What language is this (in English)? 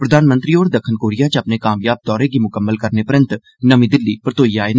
Dogri